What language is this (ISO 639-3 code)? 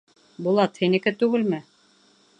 bak